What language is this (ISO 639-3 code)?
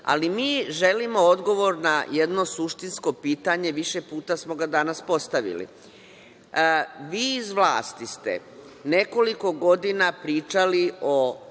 srp